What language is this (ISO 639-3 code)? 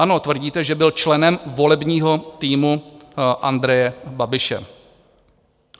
ces